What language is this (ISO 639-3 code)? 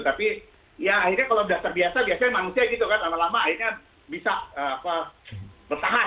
ind